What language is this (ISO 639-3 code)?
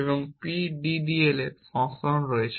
ben